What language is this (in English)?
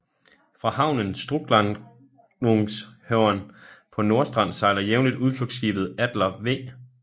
Danish